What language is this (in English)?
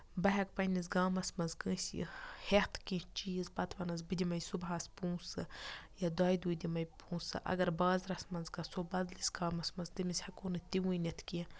Kashmiri